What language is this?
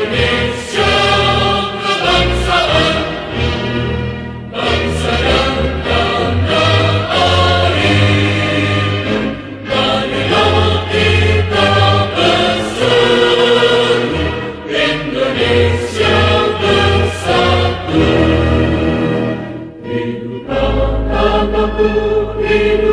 Romanian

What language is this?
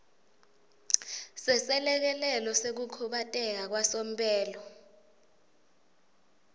Swati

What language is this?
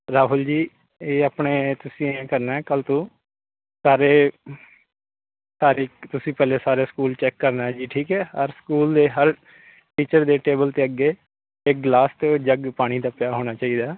Punjabi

